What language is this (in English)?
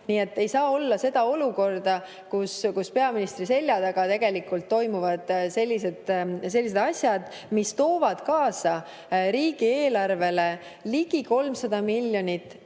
Estonian